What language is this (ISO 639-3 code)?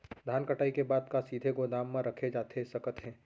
hne